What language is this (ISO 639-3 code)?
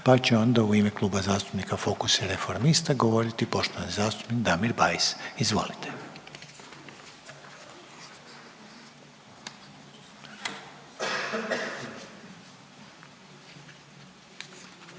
hrv